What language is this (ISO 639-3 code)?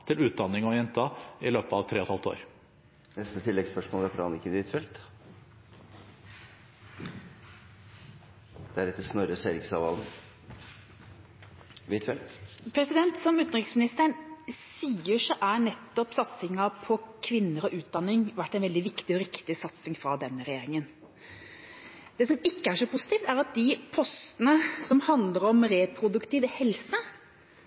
nor